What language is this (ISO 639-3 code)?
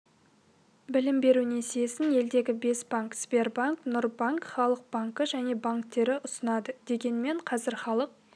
kaz